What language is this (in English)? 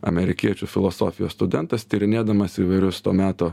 Lithuanian